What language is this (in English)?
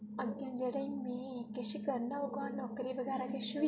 Dogri